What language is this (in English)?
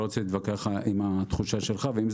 Hebrew